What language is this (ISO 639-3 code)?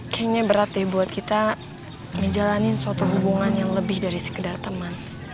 ind